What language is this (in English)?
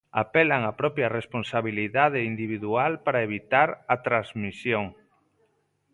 Galician